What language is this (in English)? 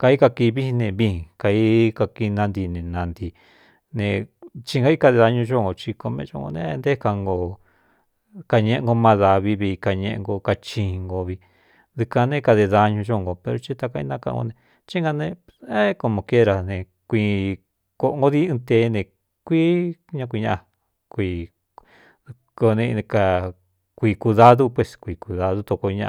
Cuyamecalco Mixtec